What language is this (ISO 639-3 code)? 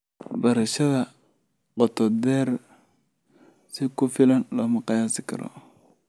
som